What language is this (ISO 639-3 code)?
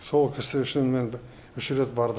kaz